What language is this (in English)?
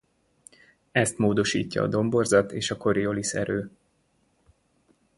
Hungarian